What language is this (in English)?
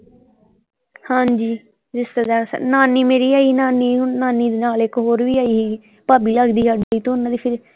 Punjabi